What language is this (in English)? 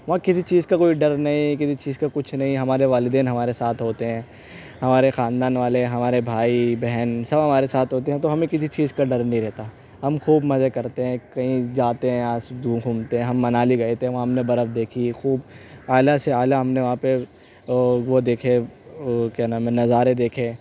Urdu